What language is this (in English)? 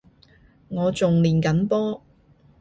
Cantonese